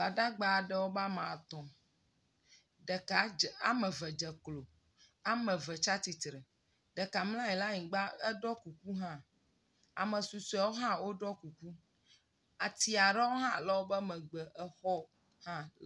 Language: Ewe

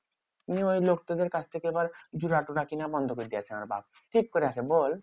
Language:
Bangla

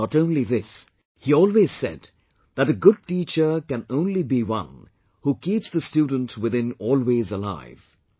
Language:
English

